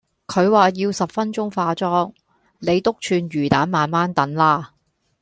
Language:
Cantonese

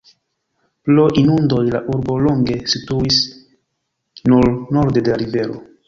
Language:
Esperanto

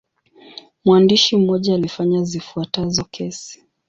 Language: Swahili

